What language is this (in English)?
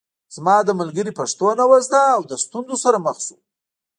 Pashto